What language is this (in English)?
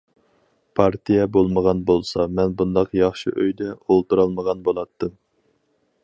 Uyghur